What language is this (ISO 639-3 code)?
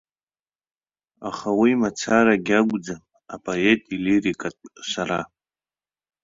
abk